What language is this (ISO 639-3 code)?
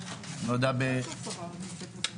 heb